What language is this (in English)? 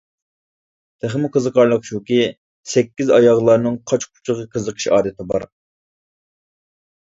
Uyghur